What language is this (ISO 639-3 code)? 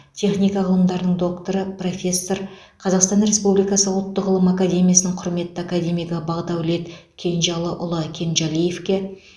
kaz